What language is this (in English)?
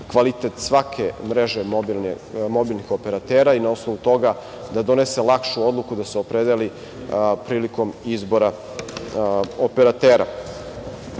Serbian